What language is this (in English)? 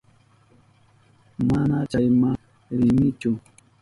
Southern Pastaza Quechua